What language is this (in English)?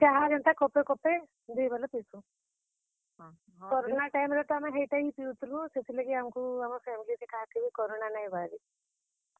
Odia